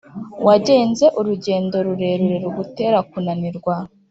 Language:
Kinyarwanda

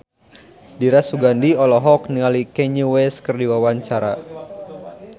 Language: Sundanese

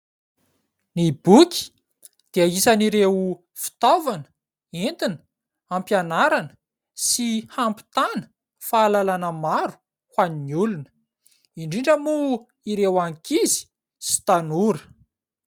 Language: Malagasy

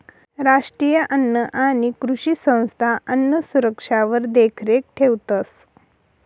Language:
Marathi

